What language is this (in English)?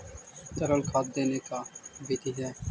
Magahi